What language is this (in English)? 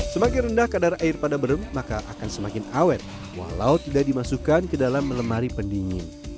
Indonesian